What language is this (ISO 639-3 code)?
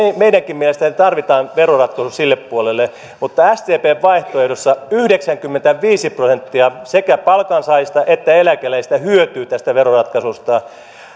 fin